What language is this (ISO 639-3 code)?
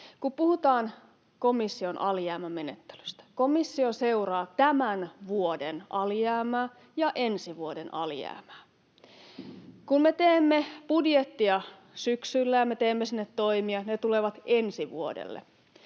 fin